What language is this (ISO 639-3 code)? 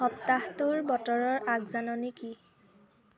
asm